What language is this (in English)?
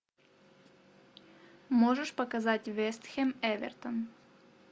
Russian